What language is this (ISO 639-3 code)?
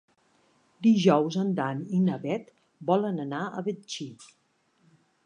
cat